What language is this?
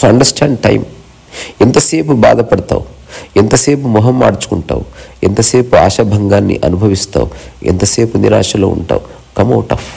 Telugu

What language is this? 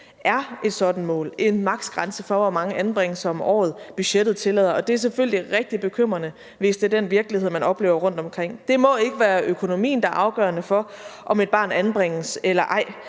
Danish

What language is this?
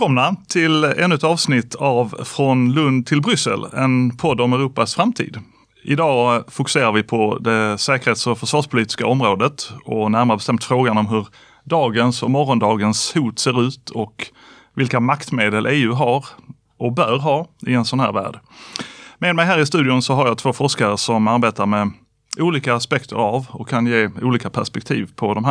Swedish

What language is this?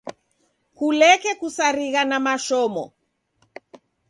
Taita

